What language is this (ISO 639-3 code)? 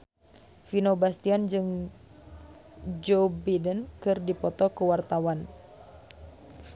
sun